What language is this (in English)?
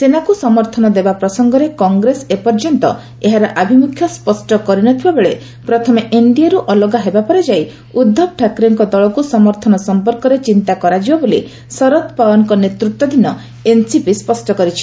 Odia